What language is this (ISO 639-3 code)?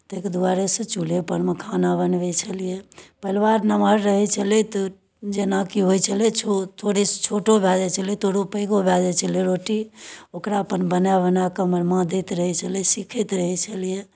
mai